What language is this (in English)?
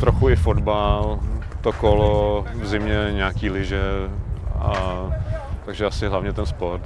Czech